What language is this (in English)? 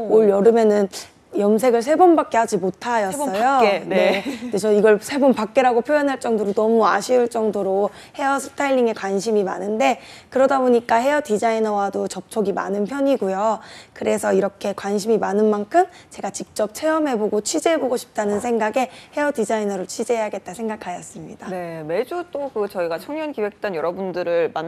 Korean